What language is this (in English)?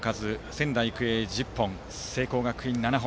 Japanese